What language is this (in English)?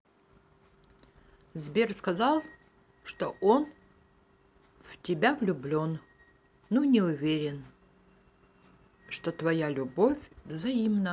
Russian